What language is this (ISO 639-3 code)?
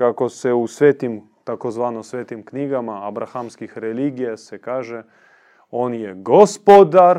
hrv